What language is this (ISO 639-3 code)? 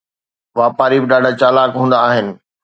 snd